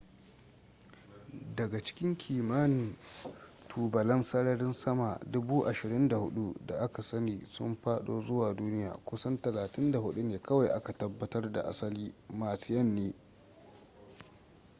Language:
Hausa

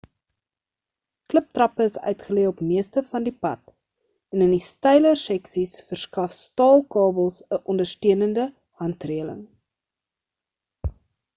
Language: Afrikaans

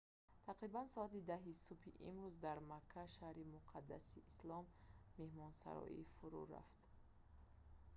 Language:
Tajik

